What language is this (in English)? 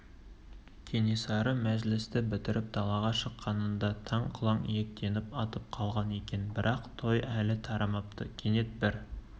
Kazakh